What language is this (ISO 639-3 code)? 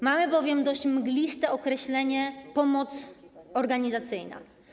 pol